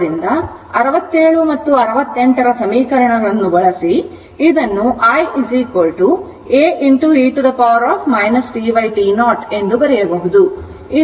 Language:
Kannada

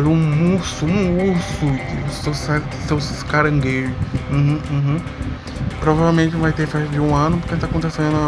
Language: Portuguese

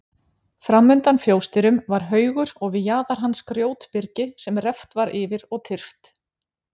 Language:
Icelandic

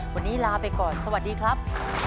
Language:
Thai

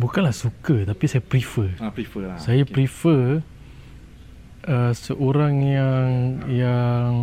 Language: Malay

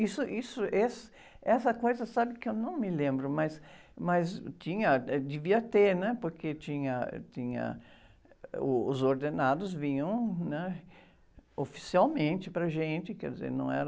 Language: Portuguese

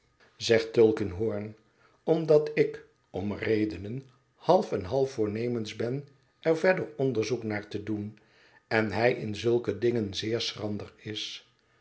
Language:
Dutch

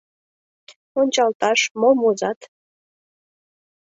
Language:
Mari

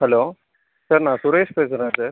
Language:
Tamil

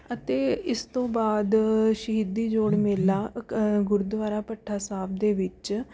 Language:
Punjabi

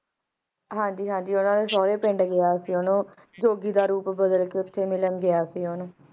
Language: Punjabi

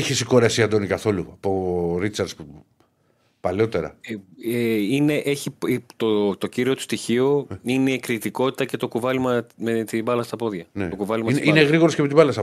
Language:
Greek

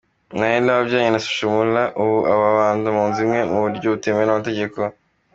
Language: Kinyarwanda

